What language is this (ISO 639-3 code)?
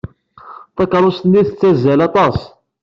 kab